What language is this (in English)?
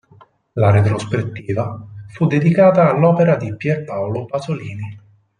Italian